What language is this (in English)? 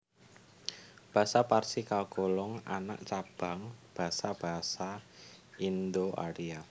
Javanese